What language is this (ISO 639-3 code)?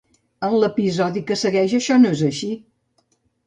cat